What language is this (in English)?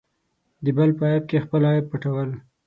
Pashto